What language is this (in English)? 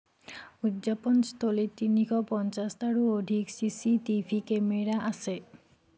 Assamese